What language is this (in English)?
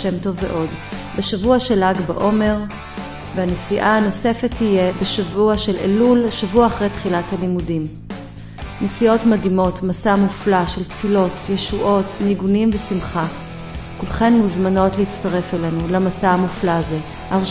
Hebrew